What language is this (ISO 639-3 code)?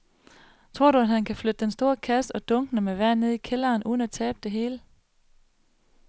dan